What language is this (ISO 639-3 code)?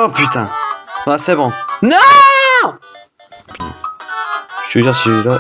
fra